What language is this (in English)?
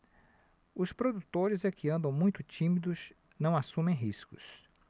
Portuguese